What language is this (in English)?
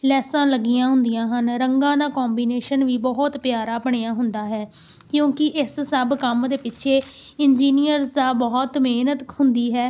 Punjabi